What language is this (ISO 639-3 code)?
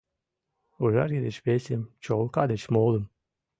chm